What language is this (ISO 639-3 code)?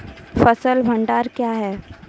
mai